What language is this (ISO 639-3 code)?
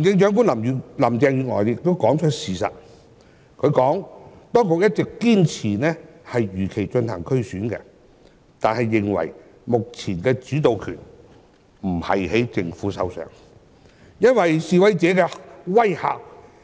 yue